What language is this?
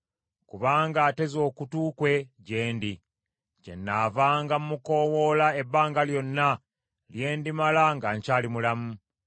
Ganda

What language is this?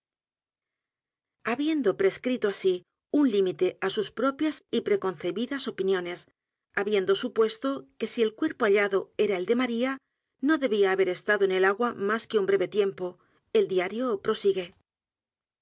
Spanish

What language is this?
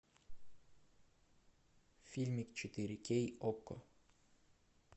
Russian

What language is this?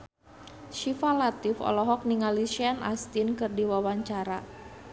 Sundanese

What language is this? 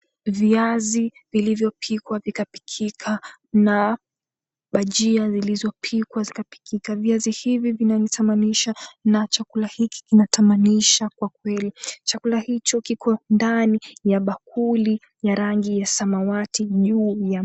Swahili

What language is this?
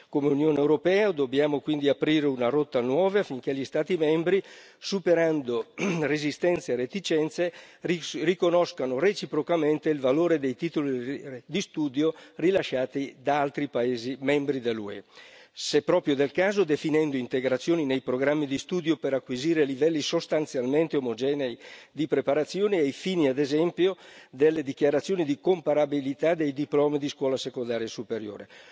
Italian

